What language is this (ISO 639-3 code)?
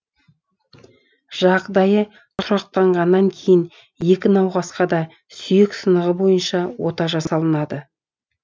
kaz